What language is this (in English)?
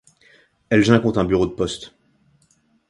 French